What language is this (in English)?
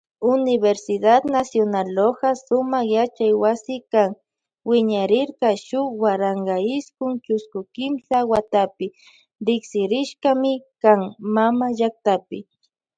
Loja Highland Quichua